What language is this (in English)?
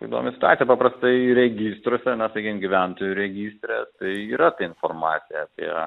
Lithuanian